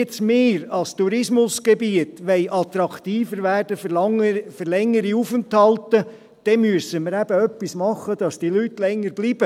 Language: Swiss German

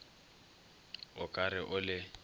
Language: Northern Sotho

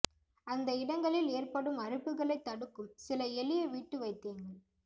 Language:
Tamil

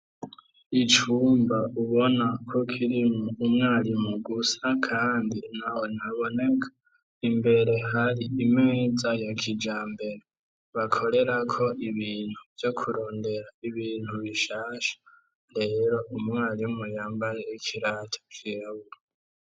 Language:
Rundi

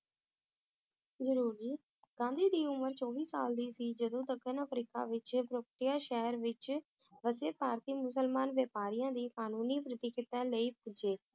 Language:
Punjabi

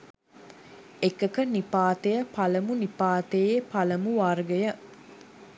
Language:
Sinhala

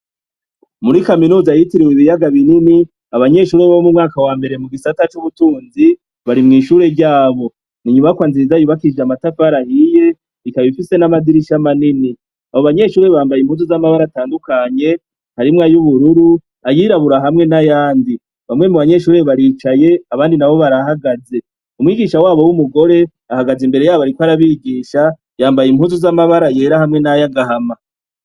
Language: Rundi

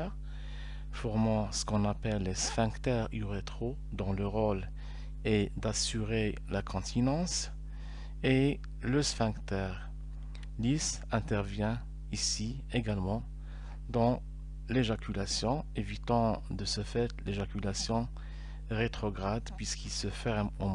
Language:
French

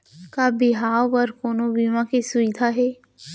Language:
Chhattisgarhi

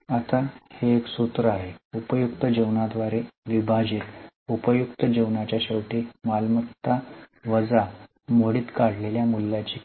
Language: Marathi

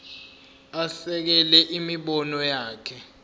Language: Zulu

